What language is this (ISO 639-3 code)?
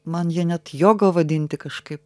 lit